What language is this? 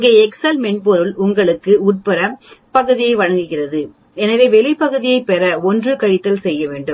Tamil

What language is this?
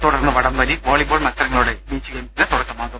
Malayalam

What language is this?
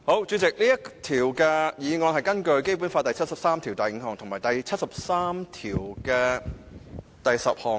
Cantonese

